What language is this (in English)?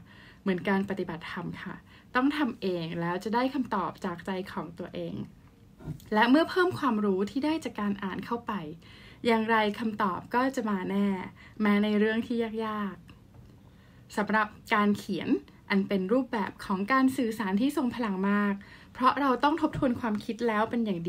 Thai